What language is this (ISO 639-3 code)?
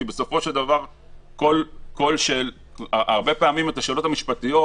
heb